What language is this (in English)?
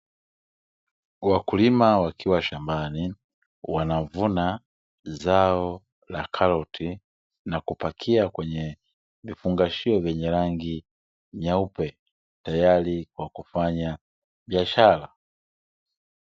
Swahili